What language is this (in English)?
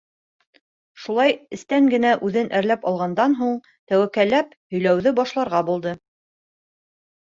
Bashkir